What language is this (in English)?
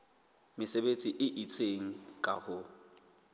Southern Sotho